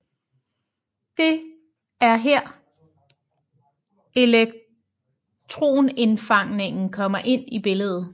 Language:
Danish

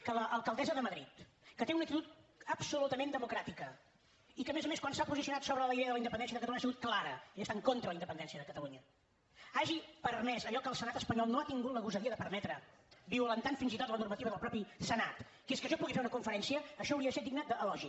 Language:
Catalan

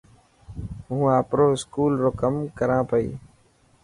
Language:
Dhatki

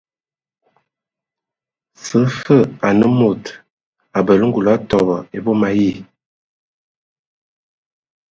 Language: Ewondo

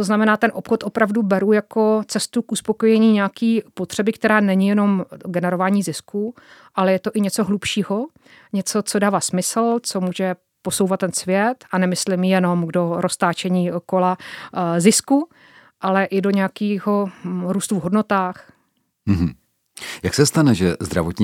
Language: Czech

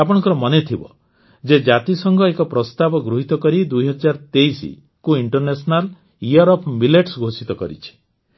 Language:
Odia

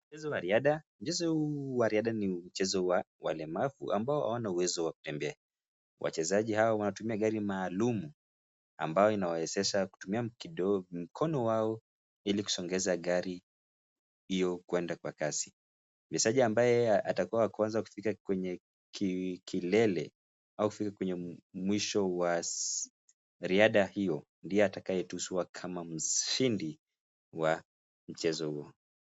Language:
Swahili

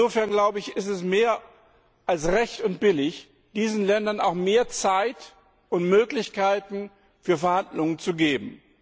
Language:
German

